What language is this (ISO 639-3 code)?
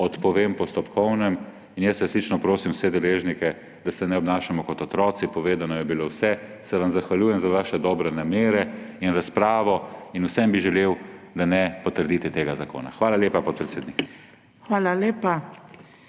slv